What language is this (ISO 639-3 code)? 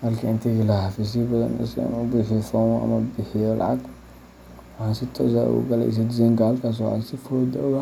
som